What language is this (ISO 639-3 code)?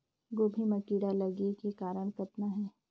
hne